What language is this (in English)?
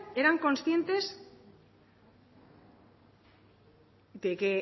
Spanish